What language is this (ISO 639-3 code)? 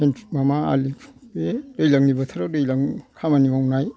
brx